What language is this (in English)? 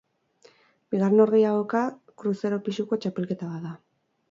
Basque